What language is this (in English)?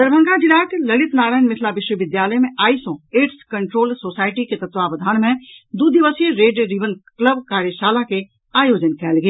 Maithili